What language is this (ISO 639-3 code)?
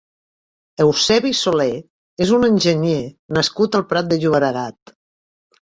cat